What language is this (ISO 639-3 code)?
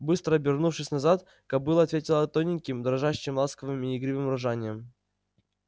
rus